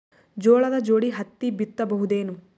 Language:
Kannada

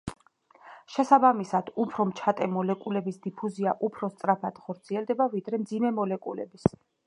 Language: Georgian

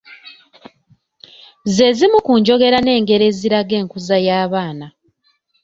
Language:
Ganda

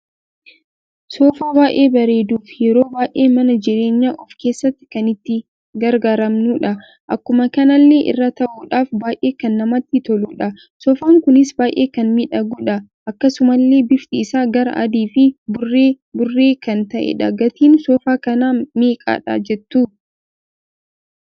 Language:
Oromo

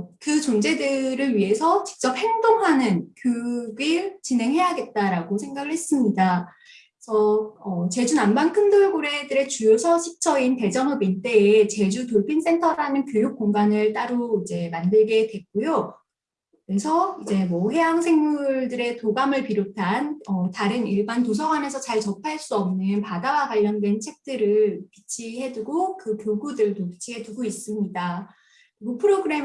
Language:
Korean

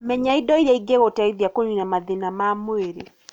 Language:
Kikuyu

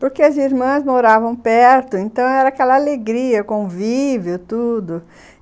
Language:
Portuguese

